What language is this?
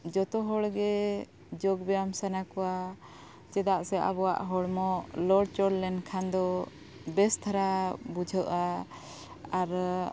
Santali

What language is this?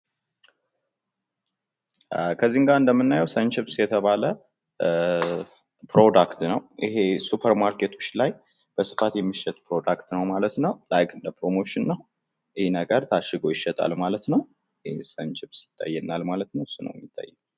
Amharic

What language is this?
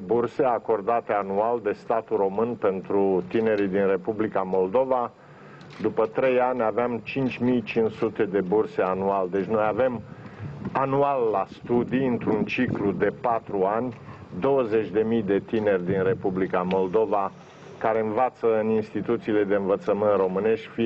Romanian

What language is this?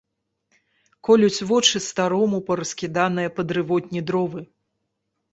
Belarusian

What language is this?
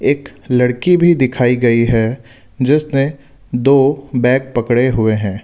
Hindi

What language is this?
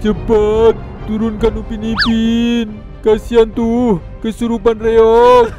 Indonesian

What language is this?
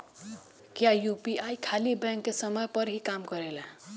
Bhojpuri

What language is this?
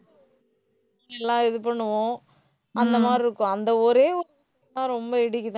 Tamil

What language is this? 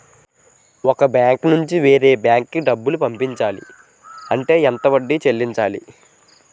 Telugu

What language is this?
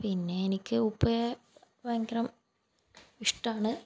Malayalam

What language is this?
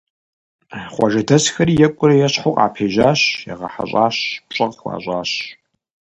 Kabardian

